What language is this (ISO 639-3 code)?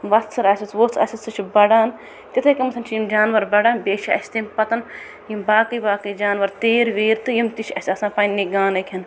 kas